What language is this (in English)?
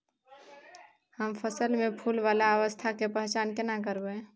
Maithili